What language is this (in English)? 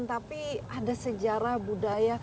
Indonesian